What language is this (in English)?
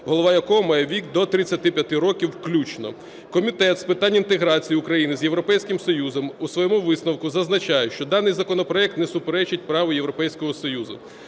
Ukrainian